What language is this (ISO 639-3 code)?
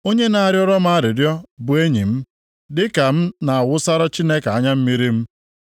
ibo